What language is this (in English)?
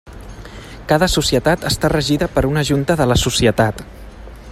Catalan